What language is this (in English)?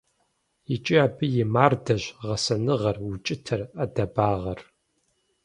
Kabardian